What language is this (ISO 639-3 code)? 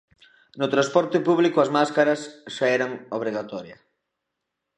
glg